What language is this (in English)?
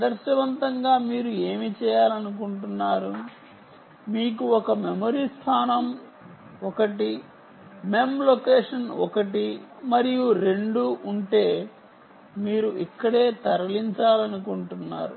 Telugu